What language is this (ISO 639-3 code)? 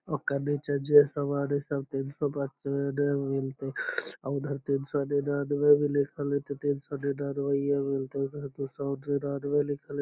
mag